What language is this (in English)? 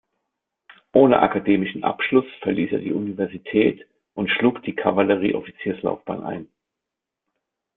German